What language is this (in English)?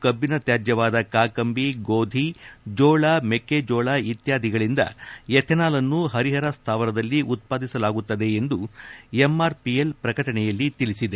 Kannada